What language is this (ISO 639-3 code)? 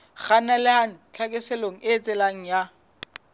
sot